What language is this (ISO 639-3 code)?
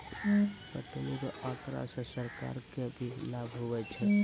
mai